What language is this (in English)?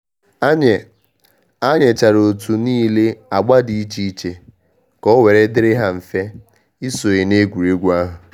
Igbo